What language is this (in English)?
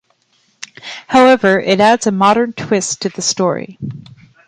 English